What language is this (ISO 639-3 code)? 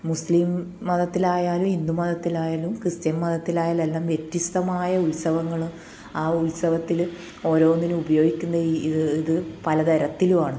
mal